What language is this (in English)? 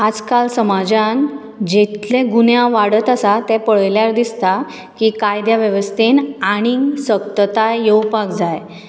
Konkani